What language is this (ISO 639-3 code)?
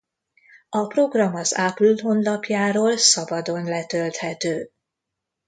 hun